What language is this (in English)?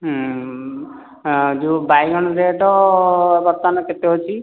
Odia